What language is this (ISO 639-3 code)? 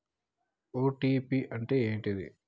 tel